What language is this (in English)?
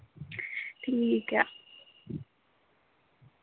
Dogri